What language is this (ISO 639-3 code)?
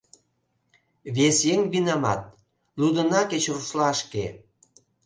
chm